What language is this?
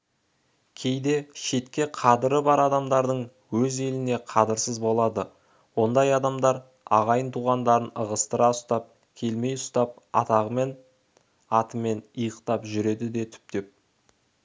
Kazakh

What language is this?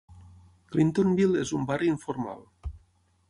Catalan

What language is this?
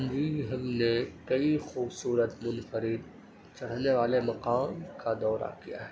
Urdu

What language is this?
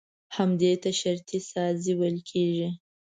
Pashto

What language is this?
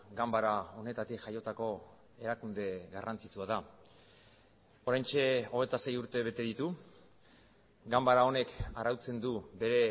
Basque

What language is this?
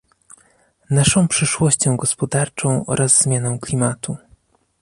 Polish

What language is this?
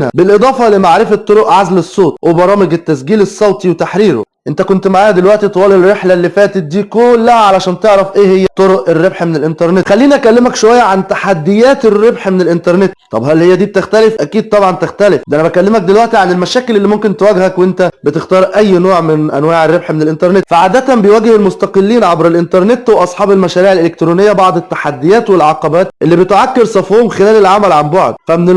Arabic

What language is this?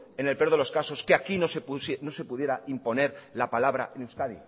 Spanish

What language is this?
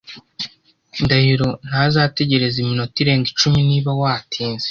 Kinyarwanda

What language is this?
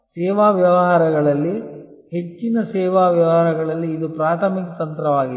Kannada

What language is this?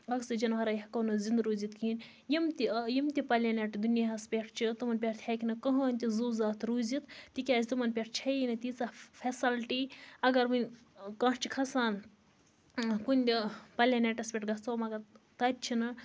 Kashmiri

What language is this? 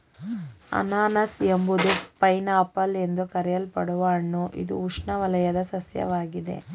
Kannada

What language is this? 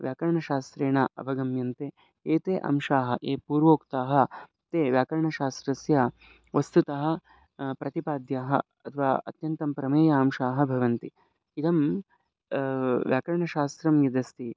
Sanskrit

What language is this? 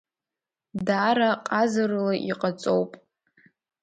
Abkhazian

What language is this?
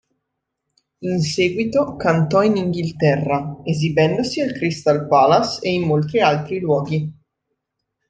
Italian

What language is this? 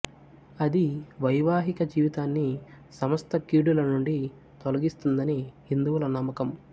Telugu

